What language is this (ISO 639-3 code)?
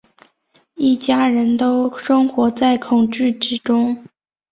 zho